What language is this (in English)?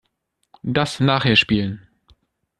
German